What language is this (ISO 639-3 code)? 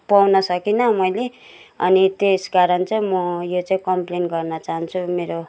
nep